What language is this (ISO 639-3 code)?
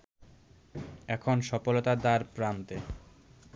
ben